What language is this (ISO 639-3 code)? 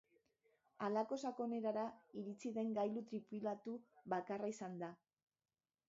eus